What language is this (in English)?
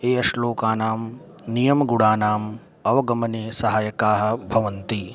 Sanskrit